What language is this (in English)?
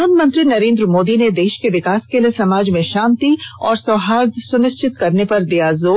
Hindi